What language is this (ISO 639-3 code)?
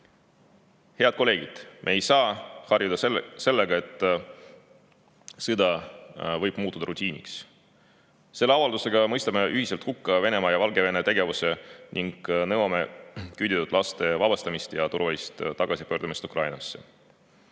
est